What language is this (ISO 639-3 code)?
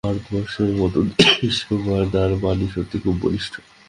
ben